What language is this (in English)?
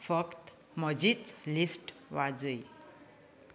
Konkani